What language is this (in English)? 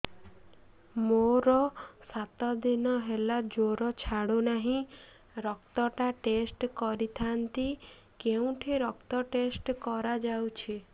Odia